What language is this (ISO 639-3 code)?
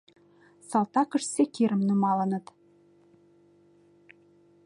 chm